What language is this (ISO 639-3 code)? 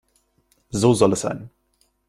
deu